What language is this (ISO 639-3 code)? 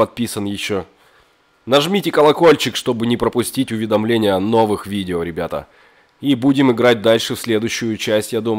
rus